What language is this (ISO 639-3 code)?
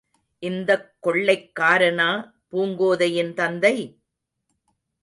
tam